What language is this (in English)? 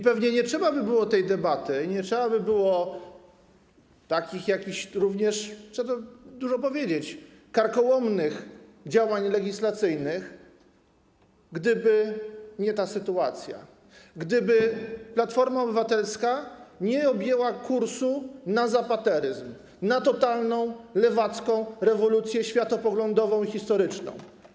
Polish